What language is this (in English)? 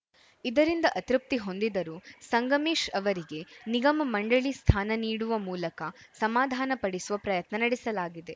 Kannada